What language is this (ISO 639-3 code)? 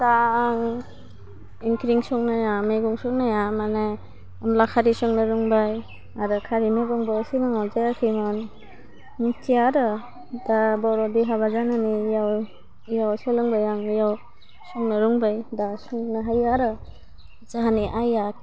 brx